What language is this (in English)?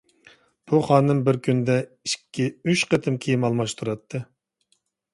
Uyghur